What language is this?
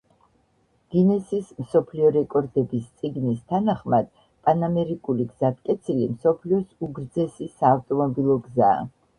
Georgian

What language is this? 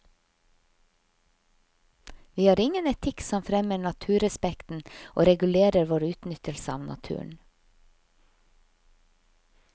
Norwegian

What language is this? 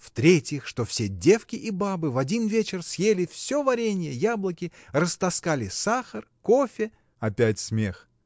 Russian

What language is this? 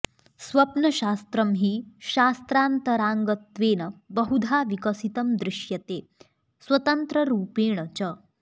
Sanskrit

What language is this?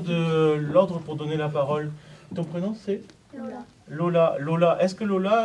French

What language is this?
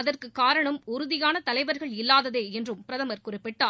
Tamil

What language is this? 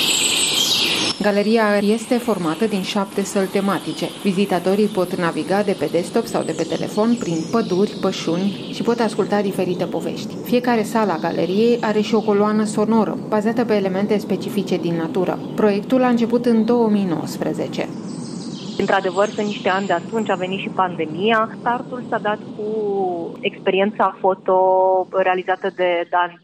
Romanian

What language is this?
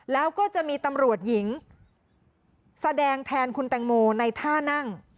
Thai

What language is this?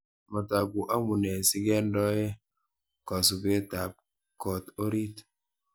Kalenjin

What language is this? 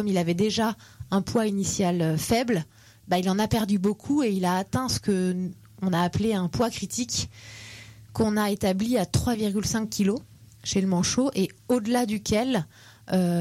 French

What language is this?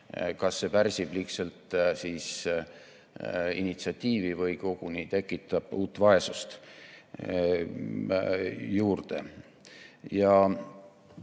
Estonian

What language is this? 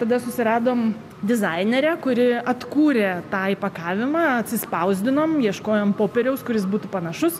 Lithuanian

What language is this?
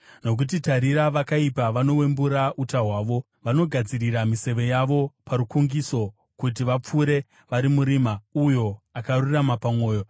Shona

